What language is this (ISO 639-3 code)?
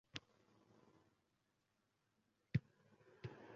uzb